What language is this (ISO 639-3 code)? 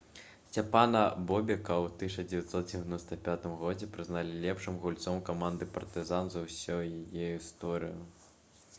bel